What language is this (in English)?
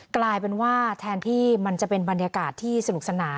Thai